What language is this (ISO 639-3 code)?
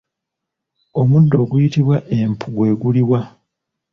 lug